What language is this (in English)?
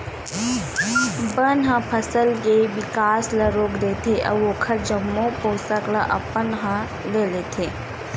Chhattisgarhi